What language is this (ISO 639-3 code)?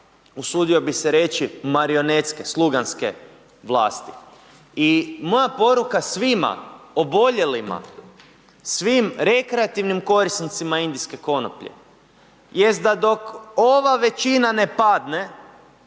hrv